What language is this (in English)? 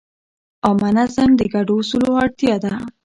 Pashto